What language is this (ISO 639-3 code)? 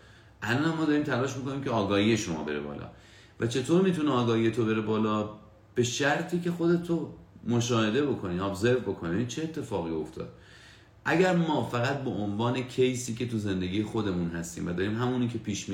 fas